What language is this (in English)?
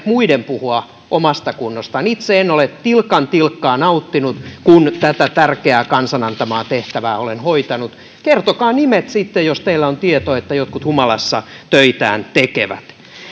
Finnish